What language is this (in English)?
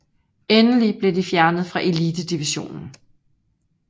Danish